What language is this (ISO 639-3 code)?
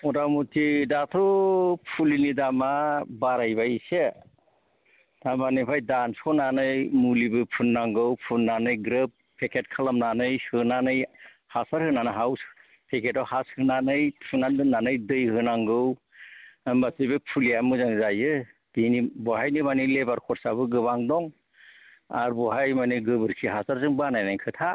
brx